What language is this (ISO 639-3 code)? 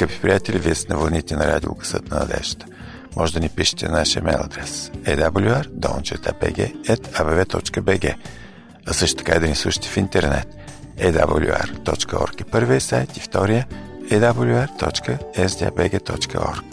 bul